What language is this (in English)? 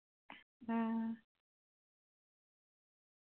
Dogri